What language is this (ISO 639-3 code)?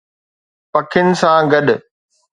snd